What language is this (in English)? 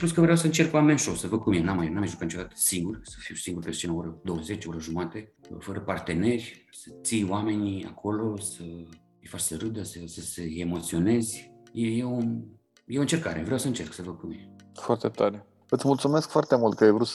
Romanian